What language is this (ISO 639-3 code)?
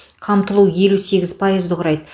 kaz